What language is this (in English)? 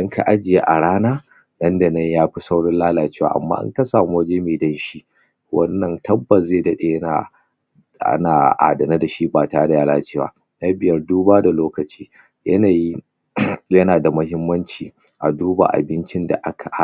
Hausa